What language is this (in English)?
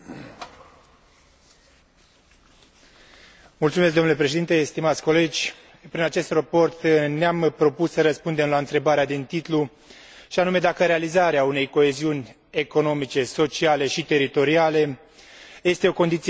Romanian